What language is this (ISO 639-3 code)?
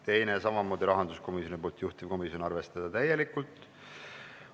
est